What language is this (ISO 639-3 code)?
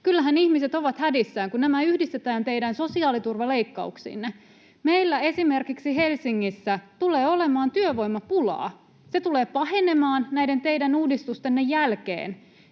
fin